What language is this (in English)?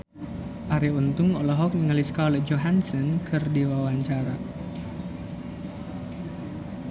Sundanese